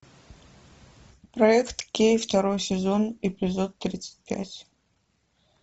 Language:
Russian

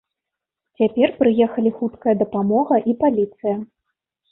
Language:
Belarusian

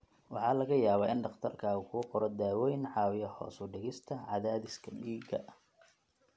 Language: Somali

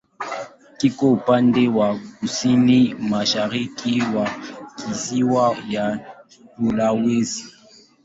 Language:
Swahili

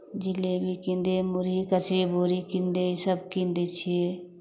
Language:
Maithili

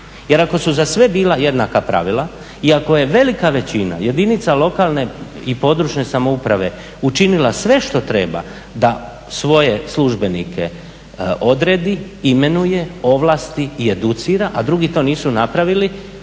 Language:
Croatian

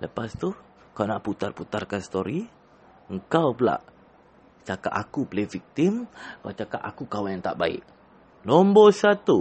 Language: Malay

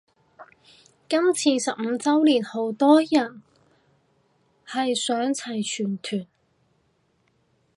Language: Cantonese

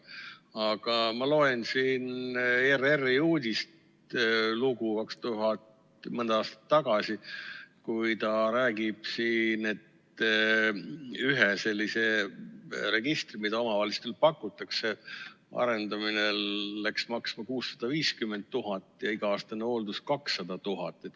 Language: Estonian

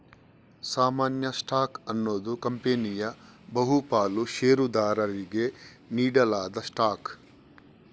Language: Kannada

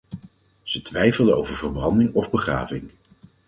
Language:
Dutch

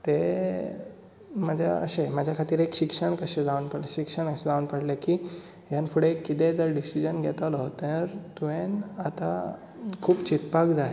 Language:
Konkani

